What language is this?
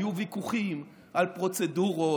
Hebrew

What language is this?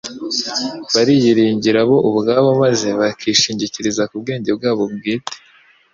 Kinyarwanda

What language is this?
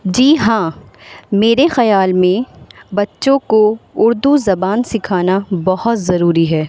Urdu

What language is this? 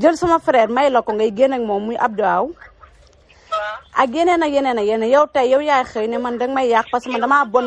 French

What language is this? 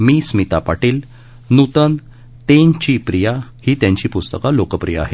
Marathi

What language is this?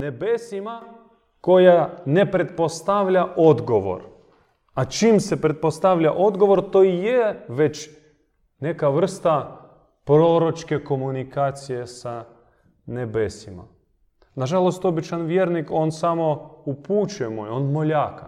Croatian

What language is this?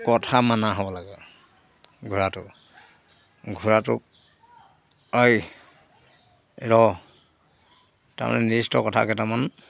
Assamese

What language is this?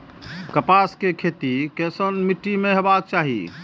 Maithili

